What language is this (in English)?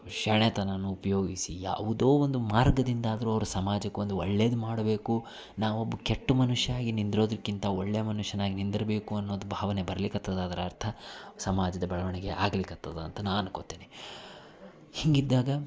Kannada